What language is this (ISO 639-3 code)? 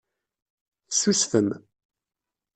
kab